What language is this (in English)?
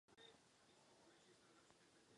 Czech